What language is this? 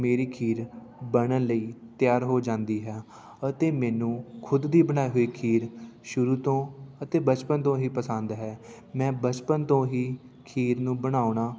Punjabi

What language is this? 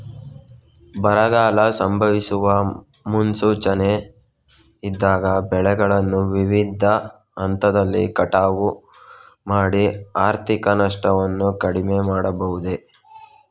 Kannada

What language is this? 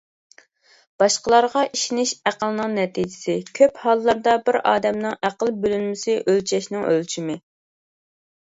Uyghur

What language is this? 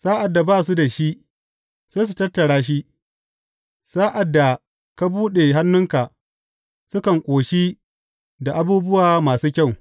Hausa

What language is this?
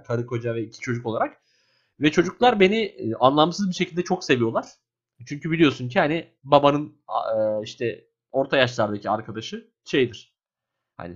Turkish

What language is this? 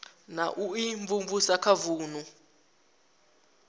Venda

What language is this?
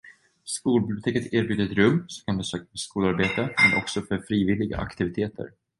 Swedish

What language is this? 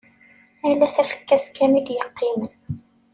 Kabyle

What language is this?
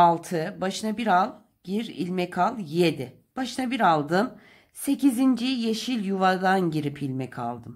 Turkish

